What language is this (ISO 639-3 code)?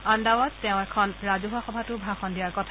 asm